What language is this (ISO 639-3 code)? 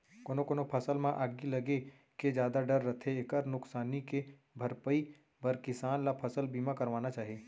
hne